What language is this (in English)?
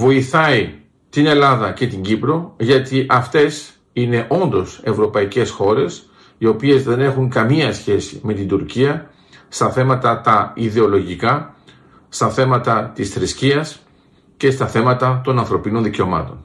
Greek